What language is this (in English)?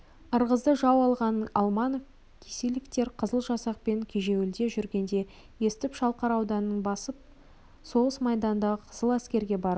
Kazakh